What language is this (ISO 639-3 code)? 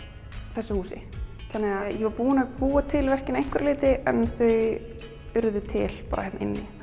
isl